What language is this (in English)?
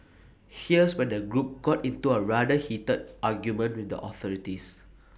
English